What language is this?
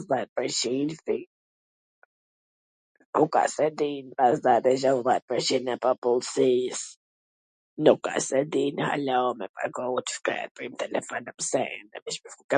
Gheg Albanian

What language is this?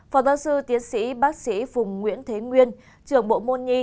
Vietnamese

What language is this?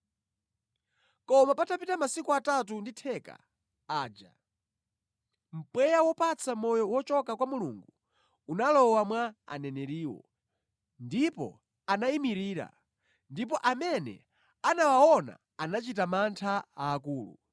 Nyanja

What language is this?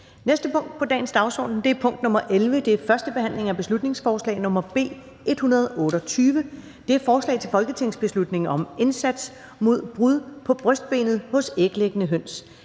Danish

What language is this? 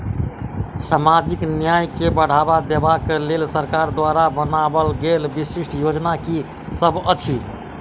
Maithili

